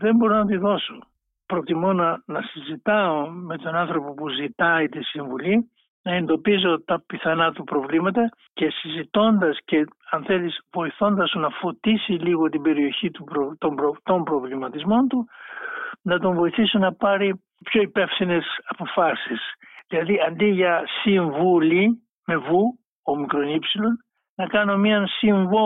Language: Greek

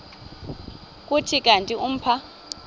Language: Xhosa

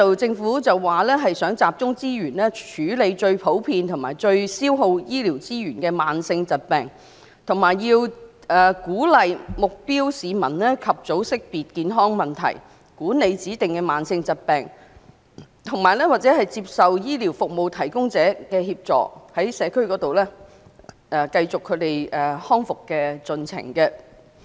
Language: Cantonese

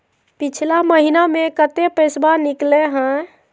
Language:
Magahi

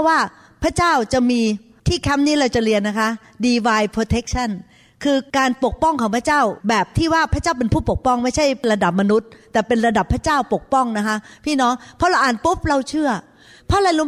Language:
Thai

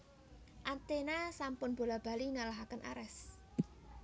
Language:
Javanese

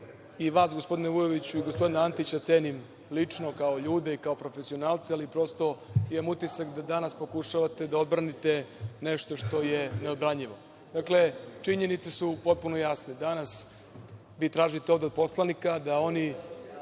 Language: Serbian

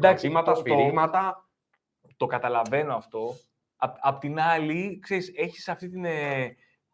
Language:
Greek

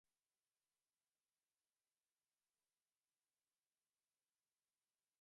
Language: Slovenian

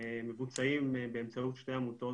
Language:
Hebrew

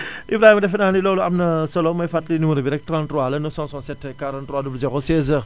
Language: Wolof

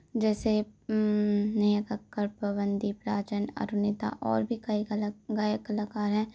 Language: Hindi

